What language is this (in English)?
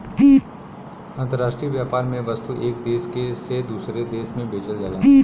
Bhojpuri